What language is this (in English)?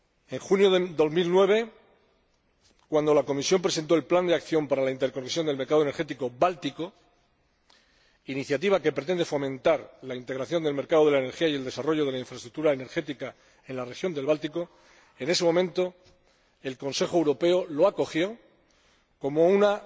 Spanish